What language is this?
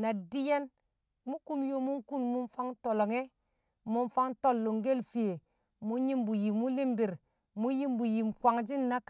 Kamo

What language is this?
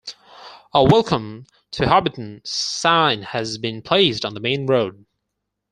English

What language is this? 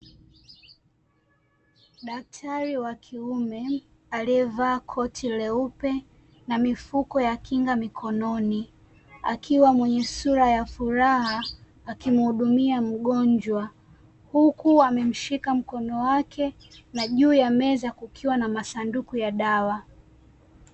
Swahili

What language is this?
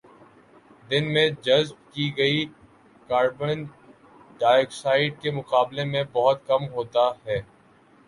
Urdu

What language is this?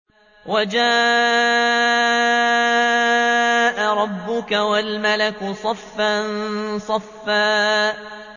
Arabic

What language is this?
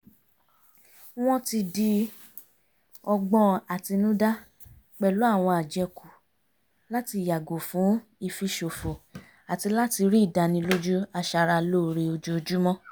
Yoruba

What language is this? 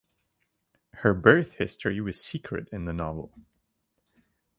English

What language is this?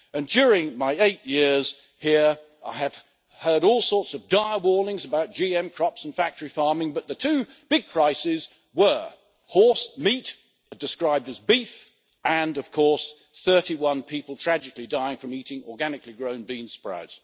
English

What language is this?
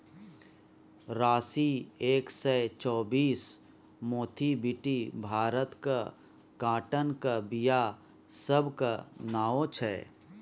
Maithili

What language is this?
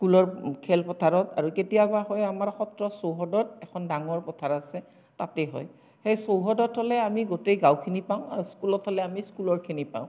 Assamese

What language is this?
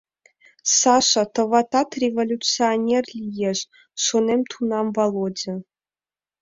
Mari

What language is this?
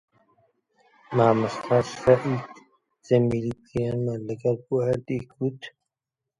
Central Kurdish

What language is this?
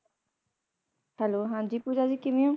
Punjabi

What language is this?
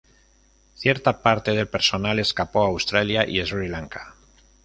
Spanish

